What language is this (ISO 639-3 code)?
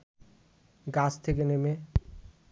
ben